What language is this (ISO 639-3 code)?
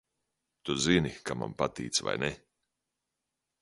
lav